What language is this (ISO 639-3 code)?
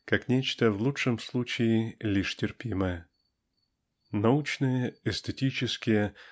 rus